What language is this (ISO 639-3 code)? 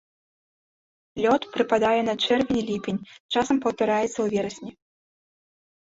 bel